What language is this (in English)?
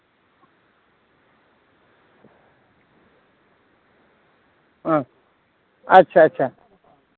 Santali